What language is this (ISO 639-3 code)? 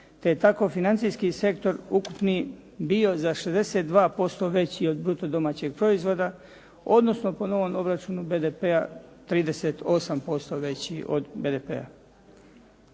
hrv